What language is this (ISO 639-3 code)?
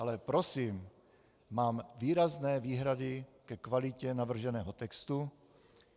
ces